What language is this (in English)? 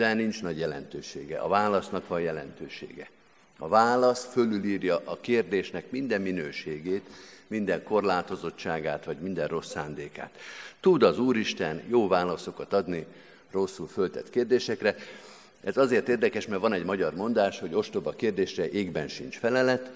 Hungarian